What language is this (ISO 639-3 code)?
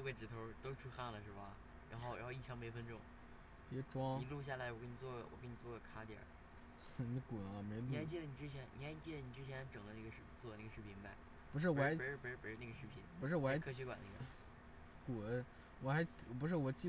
zho